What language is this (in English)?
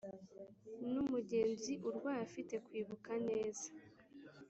Kinyarwanda